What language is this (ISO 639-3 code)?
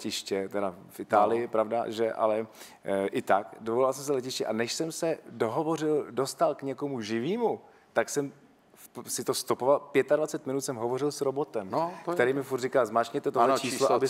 ces